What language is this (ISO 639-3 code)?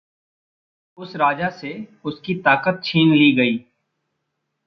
hin